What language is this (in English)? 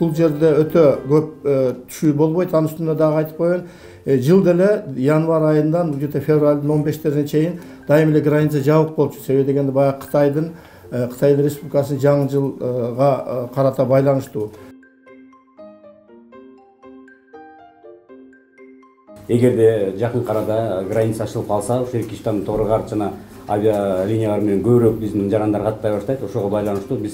Turkish